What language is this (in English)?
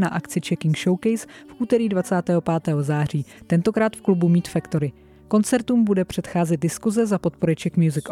Czech